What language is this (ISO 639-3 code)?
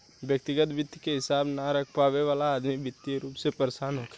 bho